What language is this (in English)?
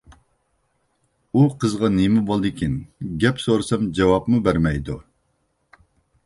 Uyghur